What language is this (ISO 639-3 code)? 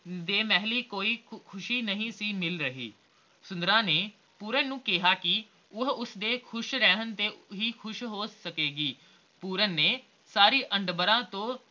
pan